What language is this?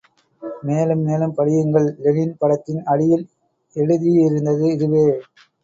Tamil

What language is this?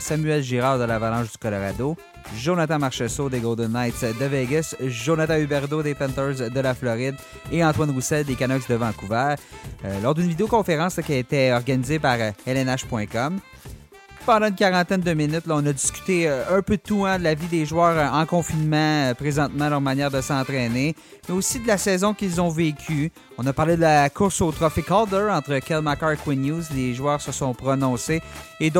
French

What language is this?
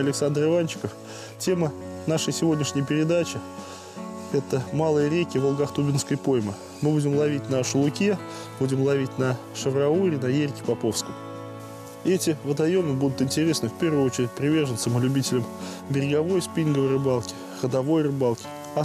Russian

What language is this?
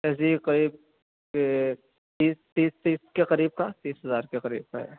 Urdu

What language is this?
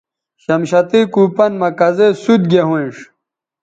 Bateri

